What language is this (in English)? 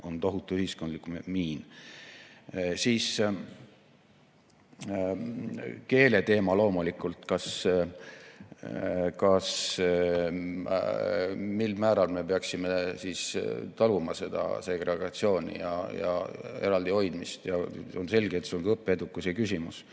Estonian